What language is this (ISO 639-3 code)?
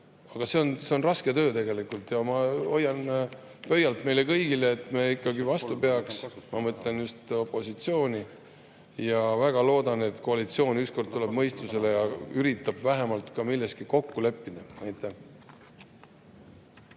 est